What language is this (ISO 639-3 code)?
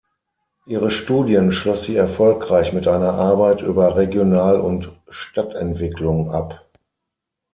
deu